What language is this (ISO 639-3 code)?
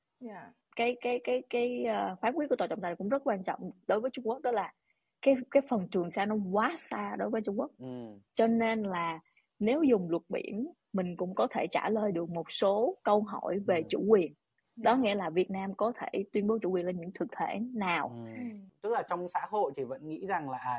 vie